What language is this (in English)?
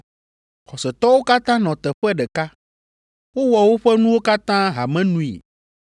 Ewe